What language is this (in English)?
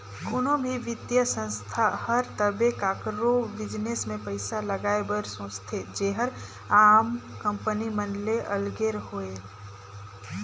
Chhattisgarhi